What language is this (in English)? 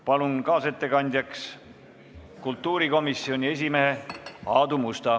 Estonian